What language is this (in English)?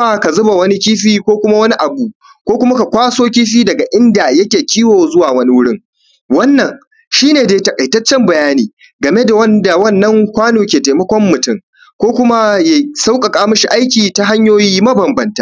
Hausa